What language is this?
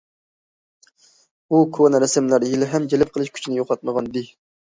Uyghur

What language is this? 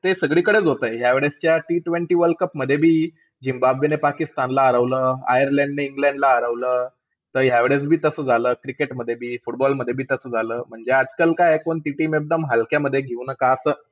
Marathi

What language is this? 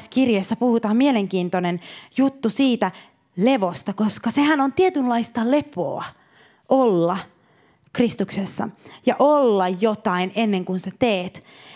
Finnish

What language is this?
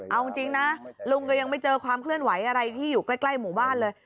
Thai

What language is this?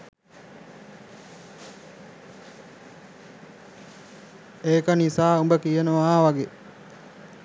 Sinhala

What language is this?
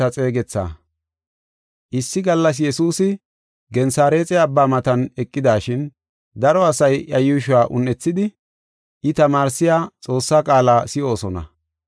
Gofa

